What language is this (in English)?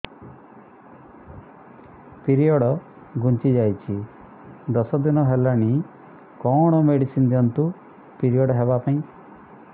Odia